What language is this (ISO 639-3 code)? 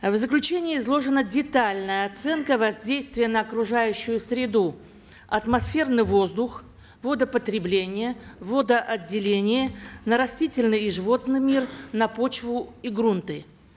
kaz